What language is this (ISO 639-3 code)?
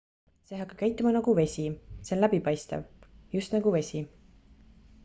est